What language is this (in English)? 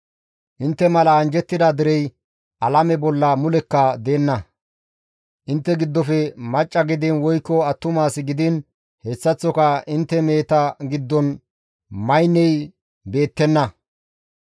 Gamo